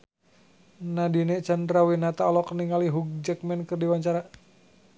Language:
Sundanese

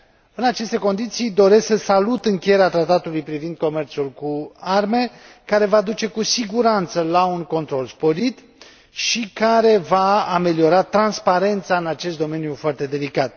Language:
Romanian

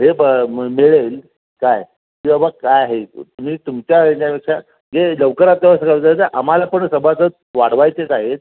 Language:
Marathi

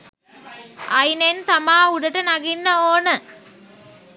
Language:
Sinhala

